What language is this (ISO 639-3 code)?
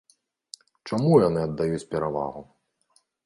bel